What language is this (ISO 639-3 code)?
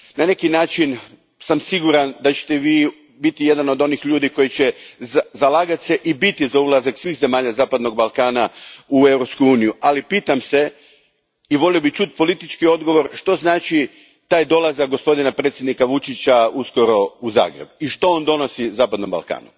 hrv